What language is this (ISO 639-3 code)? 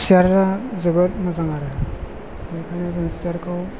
brx